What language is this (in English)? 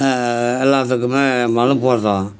Tamil